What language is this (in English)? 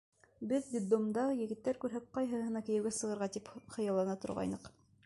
Bashkir